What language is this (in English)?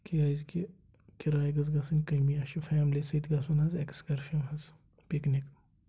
Kashmiri